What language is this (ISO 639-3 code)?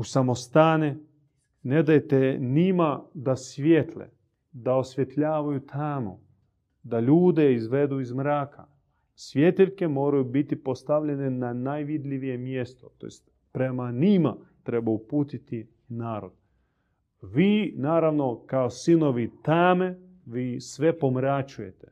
hrv